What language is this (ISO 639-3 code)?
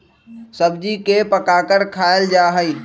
mag